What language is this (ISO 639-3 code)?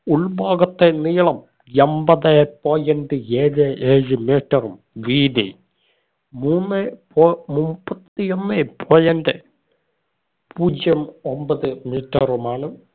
mal